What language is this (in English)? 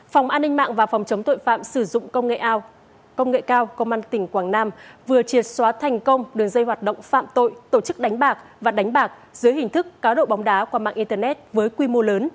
Vietnamese